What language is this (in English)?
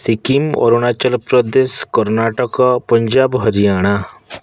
Odia